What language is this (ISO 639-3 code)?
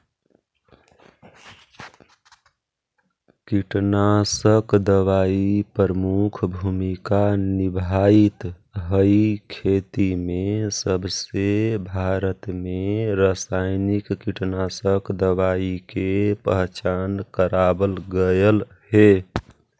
mag